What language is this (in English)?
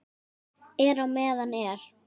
Icelandic